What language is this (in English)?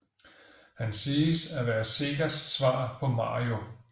Danish